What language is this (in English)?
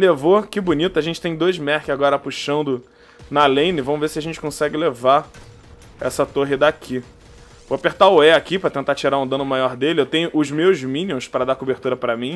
Portuguese